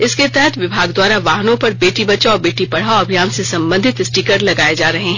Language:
Hindi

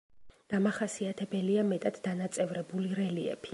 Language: Georgian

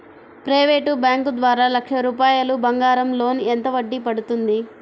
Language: Telugu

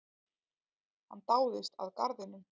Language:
Icelandic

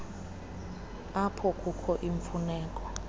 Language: Xhosa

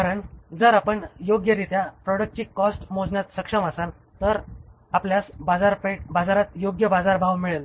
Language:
Marathi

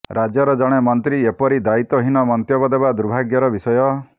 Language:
Odia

